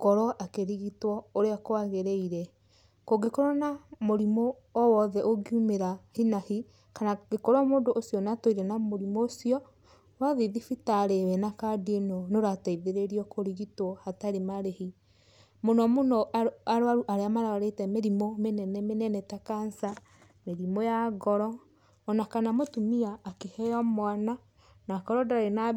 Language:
Kikuyu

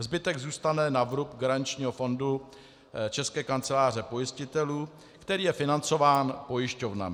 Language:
Czech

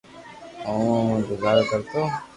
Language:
Loarki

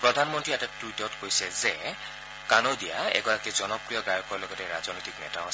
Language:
Assamese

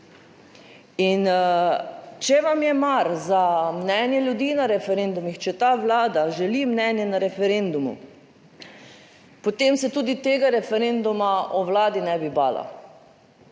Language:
Slovenian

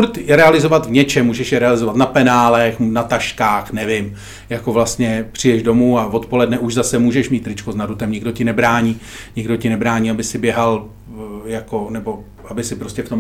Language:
Czech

